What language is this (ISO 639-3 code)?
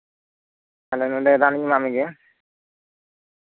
sat